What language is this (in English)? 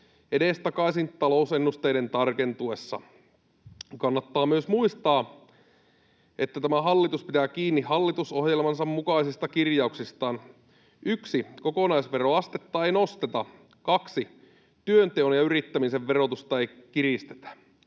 Finnish